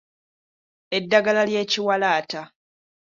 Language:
Ganda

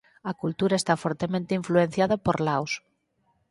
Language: Galician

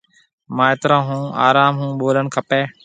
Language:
Marwari (Pakistan)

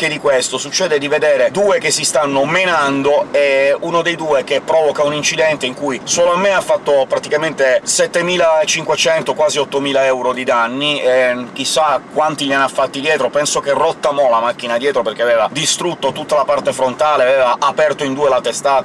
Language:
Italian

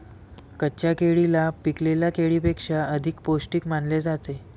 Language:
Marathi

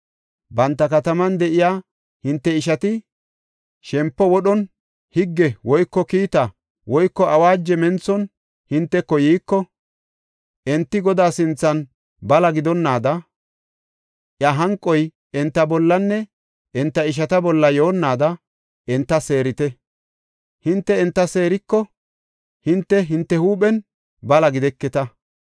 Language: Gofa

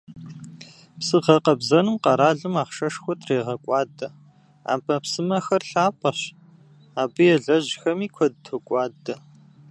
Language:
Kabardian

